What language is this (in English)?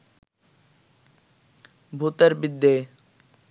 Bangla